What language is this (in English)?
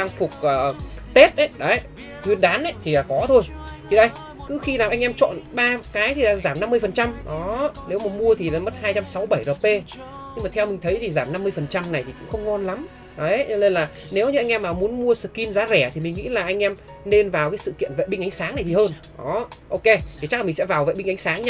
Vietnamese